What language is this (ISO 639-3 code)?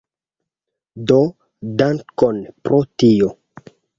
epo